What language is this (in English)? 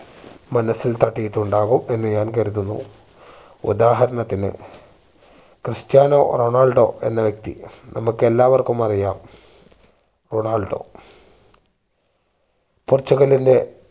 Malayalam